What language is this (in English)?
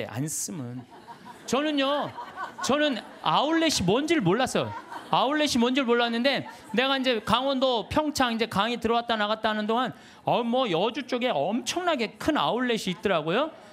Korean